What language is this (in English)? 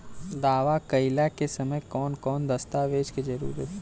Bhojpuri